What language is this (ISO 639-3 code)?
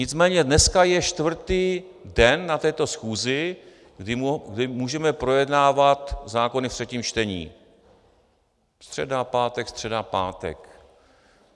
ces